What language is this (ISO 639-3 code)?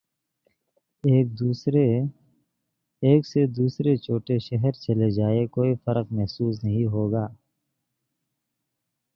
urd